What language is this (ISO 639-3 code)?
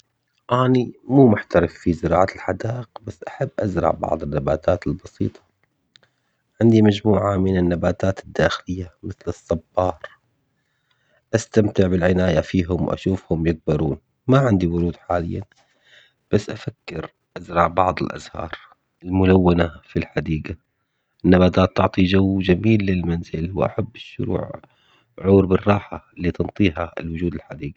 acx